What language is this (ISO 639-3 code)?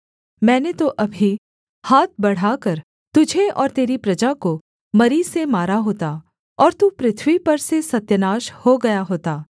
hin